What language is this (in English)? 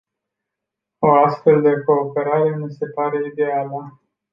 Romanian